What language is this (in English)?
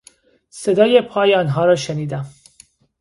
Persian